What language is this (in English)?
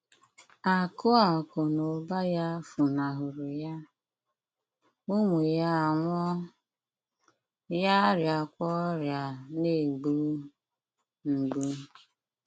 Igbo